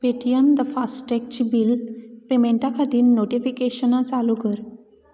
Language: Konkani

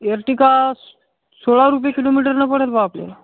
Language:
Marathi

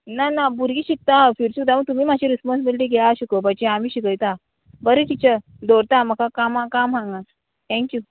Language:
Konkani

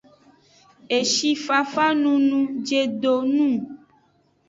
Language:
Aja (Benin)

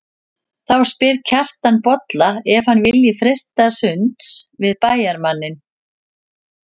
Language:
Icelandic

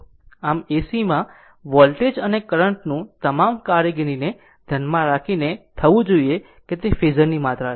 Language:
Gujarati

